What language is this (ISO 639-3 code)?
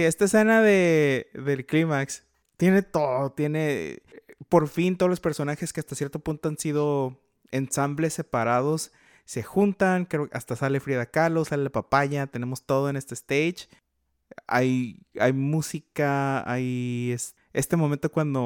spa